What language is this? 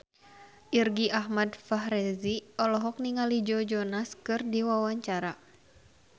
Sundanese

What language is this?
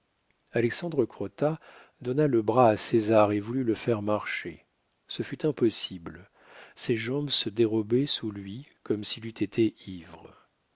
French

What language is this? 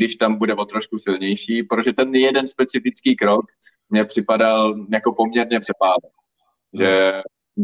Czech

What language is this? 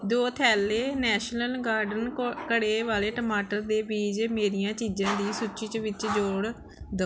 Punjabi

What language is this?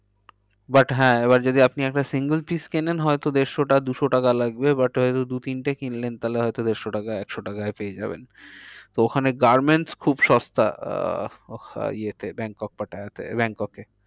Bangla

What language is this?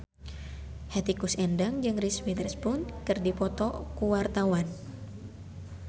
Sundanese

